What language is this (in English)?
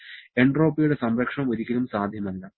Malayalam